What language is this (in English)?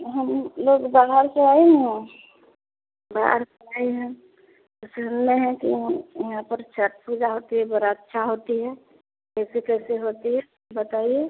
Hindi